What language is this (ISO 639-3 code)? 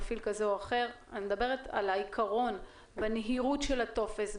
heb